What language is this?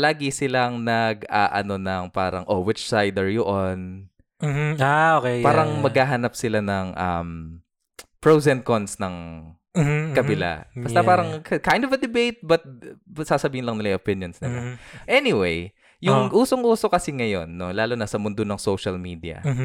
Filipino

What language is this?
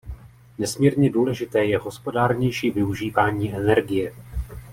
Czech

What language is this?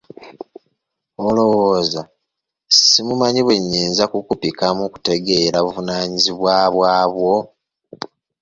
Ganda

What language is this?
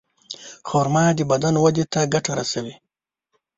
Pashto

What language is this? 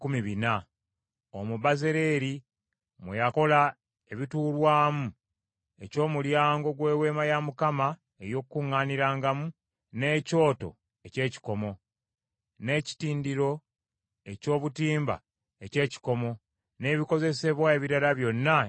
Ganda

